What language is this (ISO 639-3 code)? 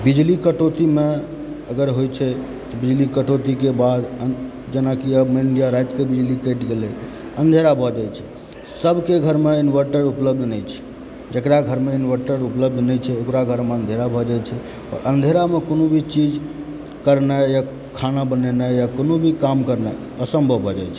mai